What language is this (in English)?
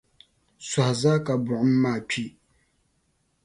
Dagbani